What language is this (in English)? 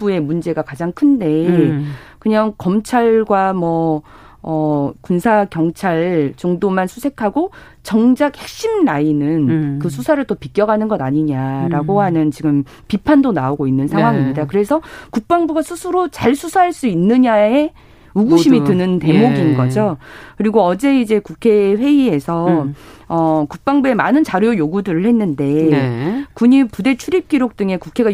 Korean